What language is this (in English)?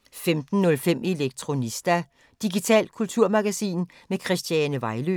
Danish